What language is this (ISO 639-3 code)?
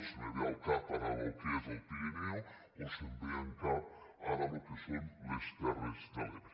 cat